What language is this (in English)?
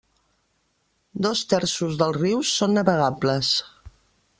Catalan